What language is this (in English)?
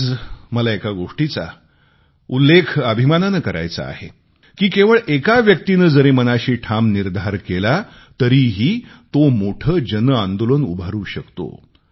Marathi